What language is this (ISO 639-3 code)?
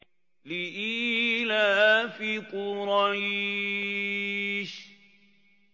ara